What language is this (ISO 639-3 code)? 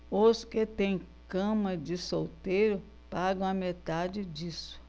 por